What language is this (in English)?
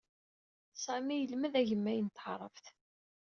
Kabyle